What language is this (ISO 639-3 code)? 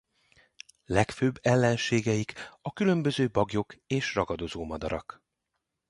hun